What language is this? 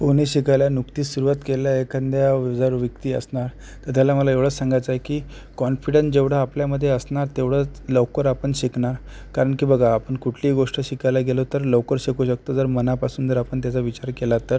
Marathi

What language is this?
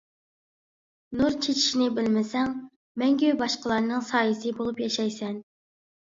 Uyghur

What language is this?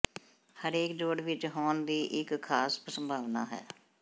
Punjabi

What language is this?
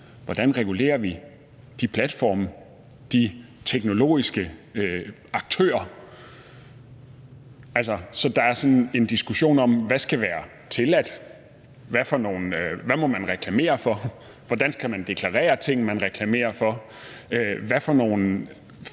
Danish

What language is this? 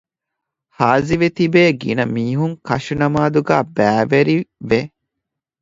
Divehi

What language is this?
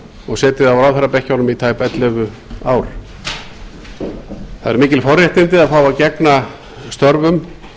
Icelandic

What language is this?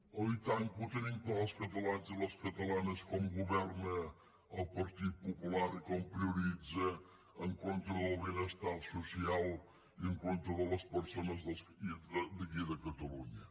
Catalan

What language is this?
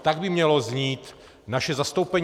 Czech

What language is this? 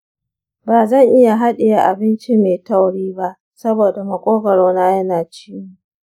Hausa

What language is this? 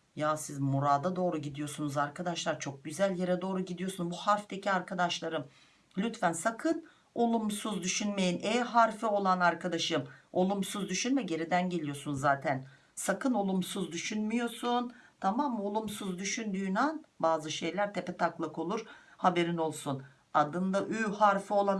Turkish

